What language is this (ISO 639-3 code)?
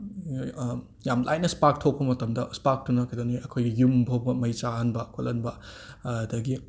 mni